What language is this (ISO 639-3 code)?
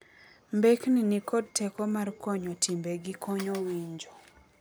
luo